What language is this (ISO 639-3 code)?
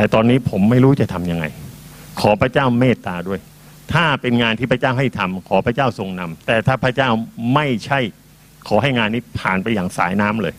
tha